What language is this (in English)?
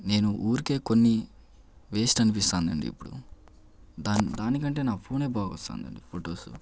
Telugu